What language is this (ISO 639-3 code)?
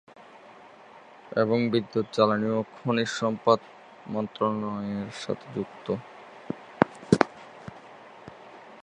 ben